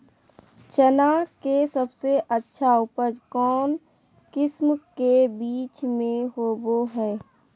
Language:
Magahi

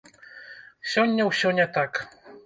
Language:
Belarusian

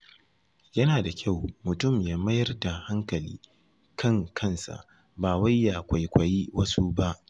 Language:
Hausa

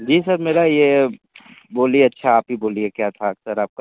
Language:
Hindi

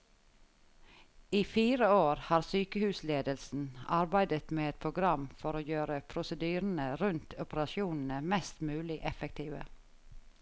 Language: Norwegian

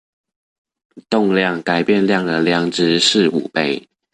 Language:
Chinese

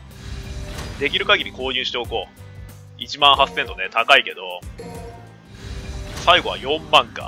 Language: Japanese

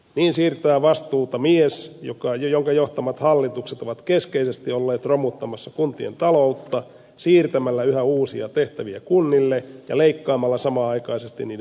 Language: Finnish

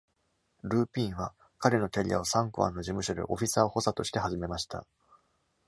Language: Japanese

